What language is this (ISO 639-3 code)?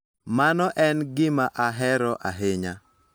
luo